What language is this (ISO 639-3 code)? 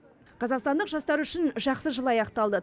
kaz